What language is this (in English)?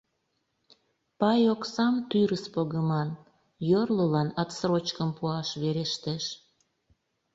Mari